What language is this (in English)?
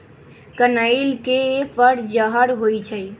Magahi